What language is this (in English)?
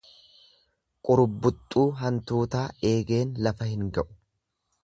Oromo